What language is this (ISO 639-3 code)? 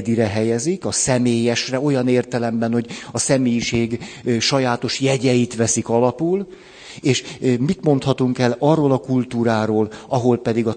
hun